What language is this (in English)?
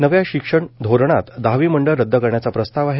Marathi